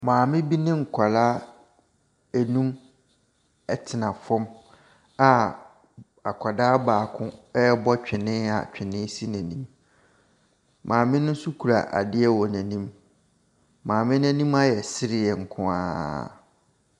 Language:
Akan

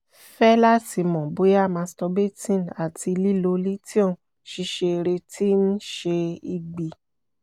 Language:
Yoruba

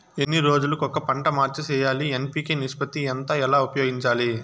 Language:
Telugu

